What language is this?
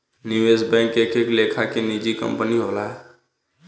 Bhojpuri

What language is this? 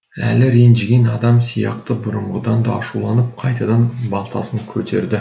Kazakh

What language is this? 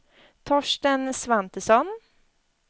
Swedish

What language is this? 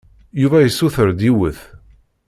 Kabyle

